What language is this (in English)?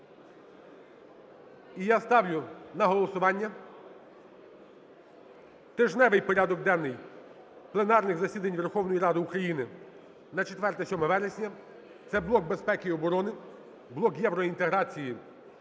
Ukrainian